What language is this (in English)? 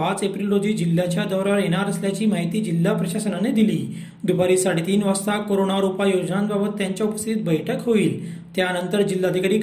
Marathi